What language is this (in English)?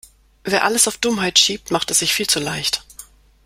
German